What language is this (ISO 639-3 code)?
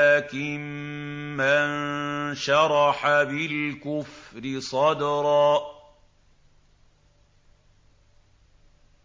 ara